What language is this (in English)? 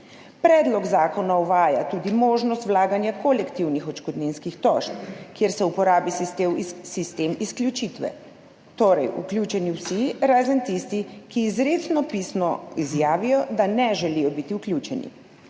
Slovenian